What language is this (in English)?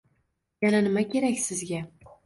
Uzbek